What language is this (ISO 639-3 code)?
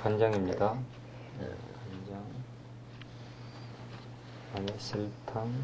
kor